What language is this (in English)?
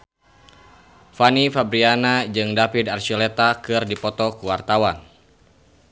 Sundanese